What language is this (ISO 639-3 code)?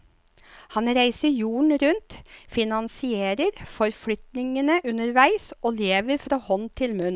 nor